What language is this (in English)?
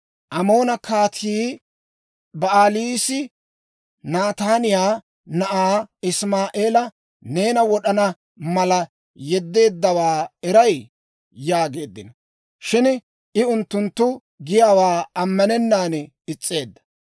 Dawro